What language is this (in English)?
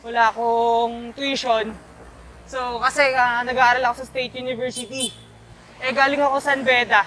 Filipino